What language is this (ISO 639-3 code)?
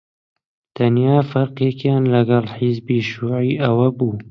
ckb